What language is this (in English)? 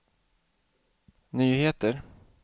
Swedish